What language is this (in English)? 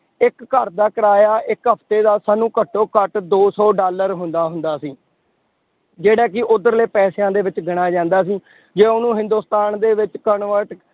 Punjabi